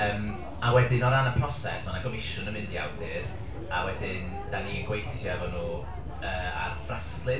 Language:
Welsh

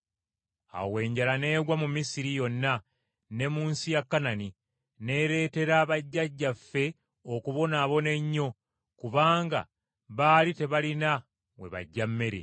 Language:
Ganda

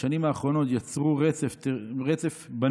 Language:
Hebrew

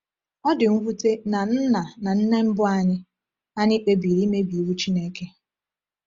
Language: Igbo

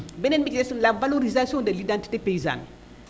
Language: Wolof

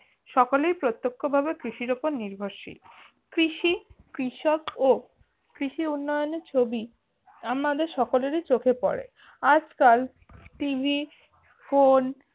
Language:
Bangla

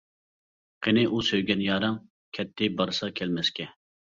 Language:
Uyghur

